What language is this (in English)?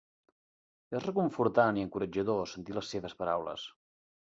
Catalan